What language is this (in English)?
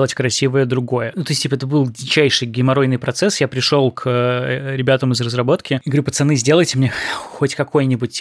Russian